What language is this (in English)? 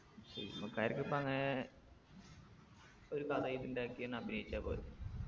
Malayalam